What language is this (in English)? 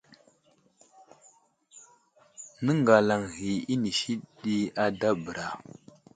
Wuzlam